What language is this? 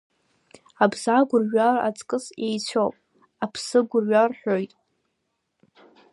Abkhazian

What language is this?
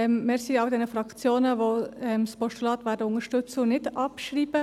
Swiss German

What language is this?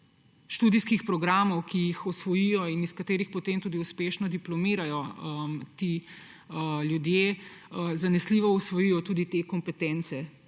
Slovenian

